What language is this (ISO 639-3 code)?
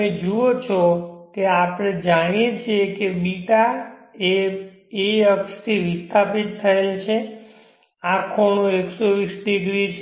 guj